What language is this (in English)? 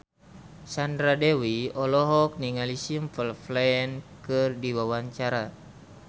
Sundanese